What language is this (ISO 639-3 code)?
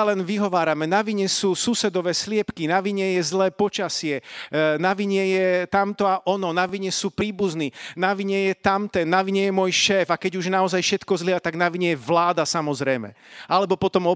slk